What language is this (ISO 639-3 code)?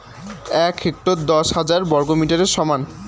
ben